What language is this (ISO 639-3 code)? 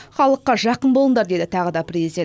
kaz